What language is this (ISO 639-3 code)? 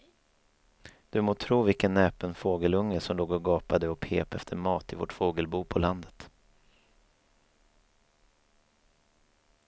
swe